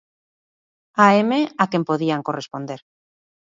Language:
Galician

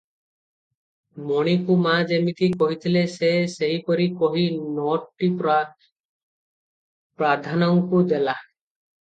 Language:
Odia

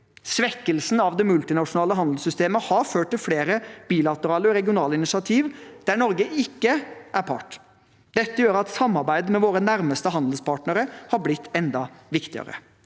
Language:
Norwegian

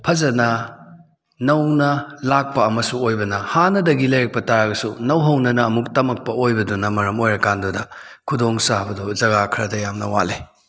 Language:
Manipuri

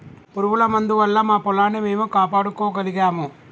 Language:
Telugu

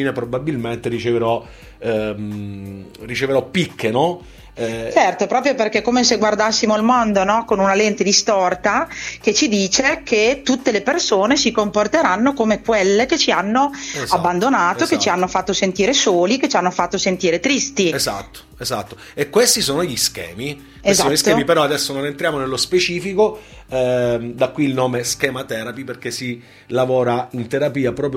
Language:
Italian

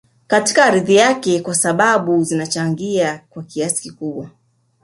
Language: Swahili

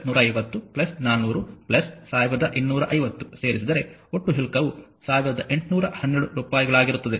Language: Kannada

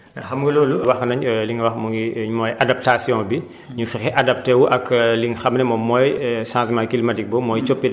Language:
Wolof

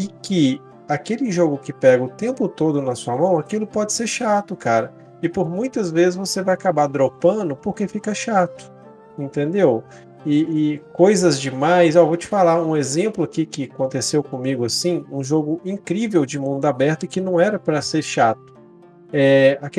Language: Portuguese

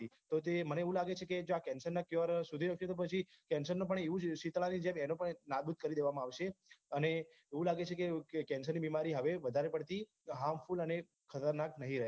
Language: Gujarati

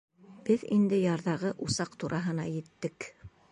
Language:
Bashkir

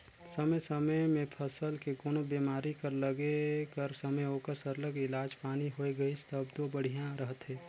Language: Chhattisgarhi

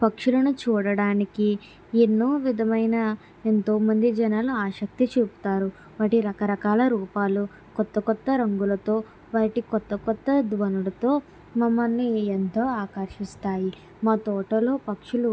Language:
Telugu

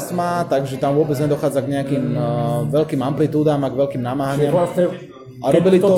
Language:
Slovak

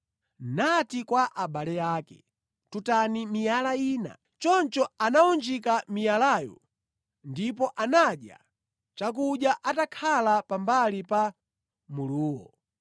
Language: Nyanja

